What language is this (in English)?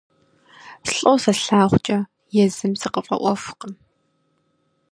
Kabardian